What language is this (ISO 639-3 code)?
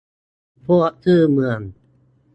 tha